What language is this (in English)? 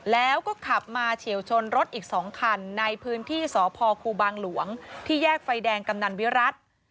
Thai